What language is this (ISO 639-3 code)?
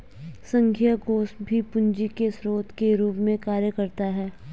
hin